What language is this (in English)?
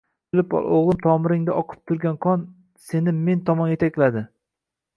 Uzbek